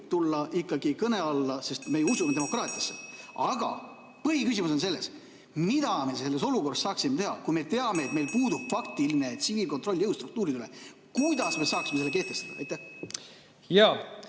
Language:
Estonian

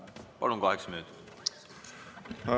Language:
Estonian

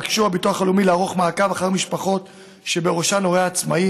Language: Hebrew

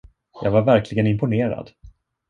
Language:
Swedish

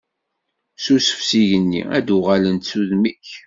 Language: Kabyle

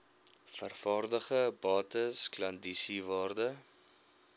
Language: Afrikaans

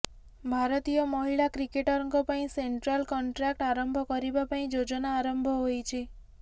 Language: Odia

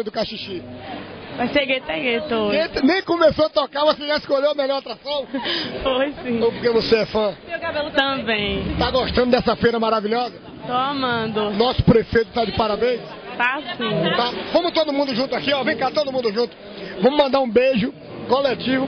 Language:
Portuguese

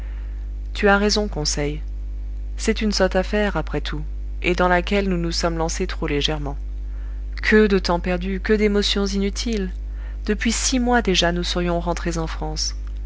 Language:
French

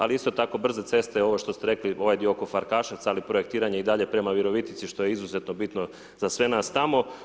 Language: Croatian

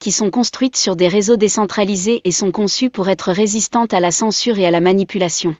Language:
French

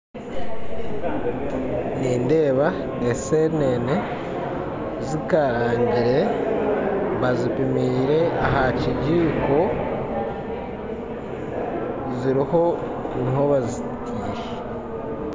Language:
Nyankole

